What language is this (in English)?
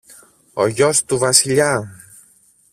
Greek